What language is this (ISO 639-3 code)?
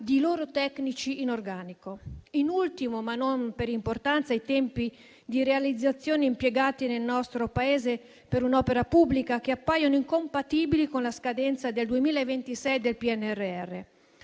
ita